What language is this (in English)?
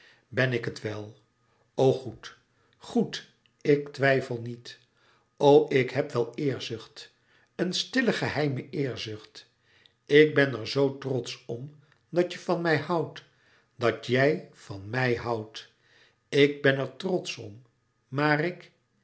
Dutch